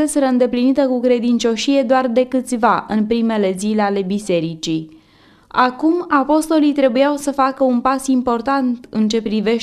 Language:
Romanian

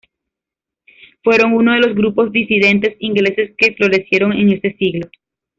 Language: Spanish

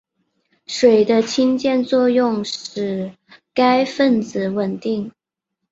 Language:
Chinese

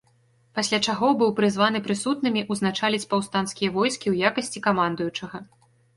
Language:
Belarusian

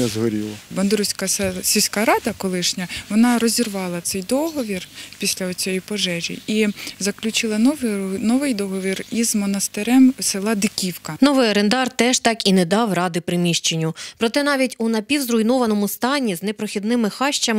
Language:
Ukrainian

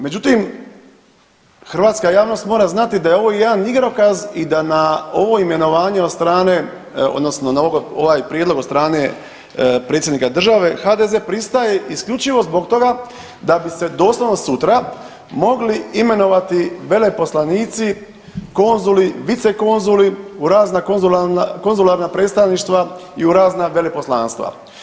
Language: Croatian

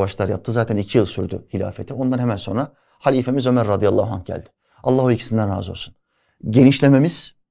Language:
Turkish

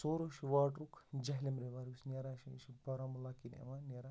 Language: Kashmiri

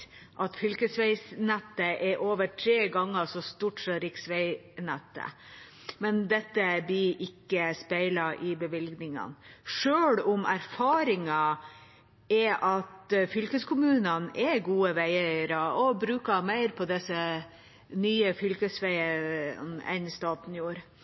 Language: Norwegian Bokmål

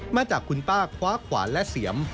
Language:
Thai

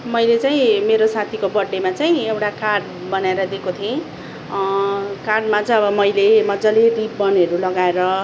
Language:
Nepali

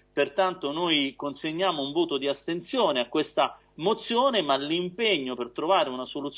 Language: Italian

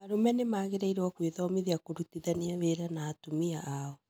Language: Kikuyu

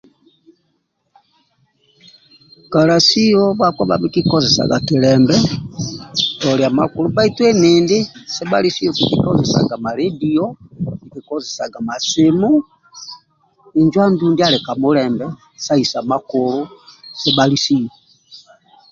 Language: Amba (Uganda)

